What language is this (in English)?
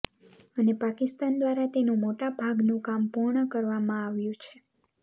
Gujarati